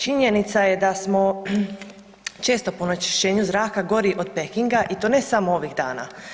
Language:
Croatian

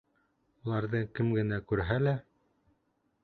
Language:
Bashkir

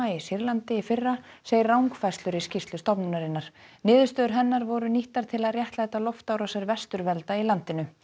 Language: Icelandic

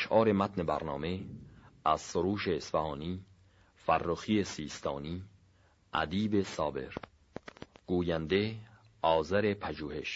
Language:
Persian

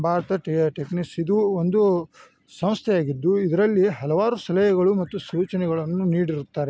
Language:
Kannada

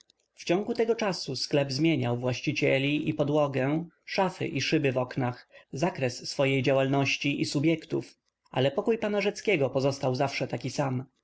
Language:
Polish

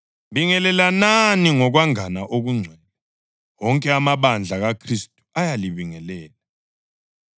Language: North Ndebele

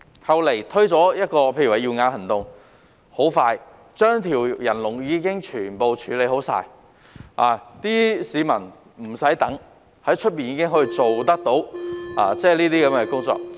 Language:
Cantonese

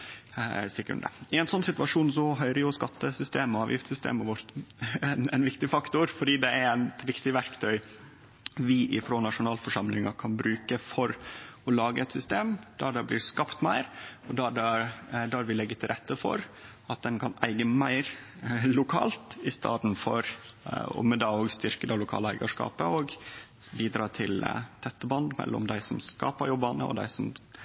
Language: Norwegian Nynorsk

